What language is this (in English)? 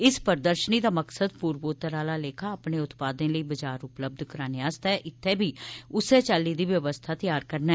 Dogri